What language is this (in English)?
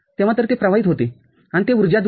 Marathi